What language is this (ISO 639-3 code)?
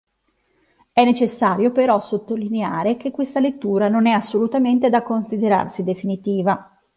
ita